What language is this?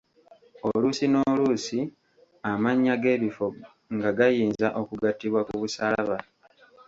Ganda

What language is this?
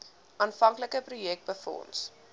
Afrikaans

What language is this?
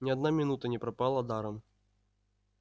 Russian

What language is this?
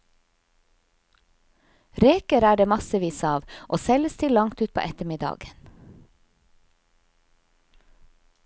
Norwegian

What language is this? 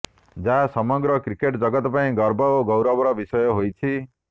Odia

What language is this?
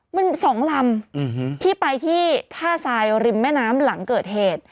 Thai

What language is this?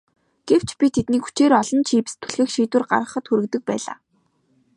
Mongolian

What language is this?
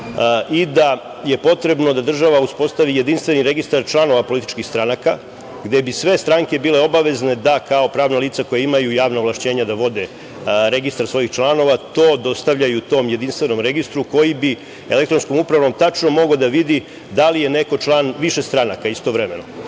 Serbian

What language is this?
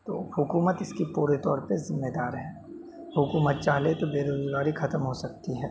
Urdu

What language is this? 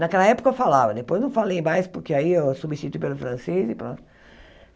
Portuguese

